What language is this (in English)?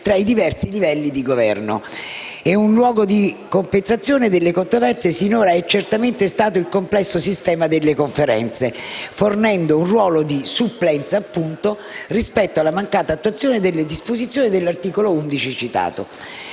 Italian